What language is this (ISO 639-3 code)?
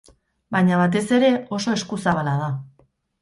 eus